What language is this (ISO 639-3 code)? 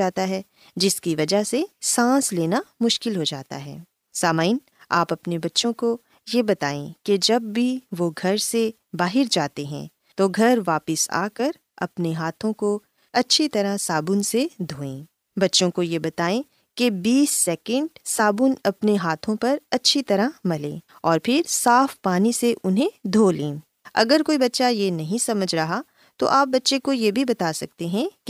urd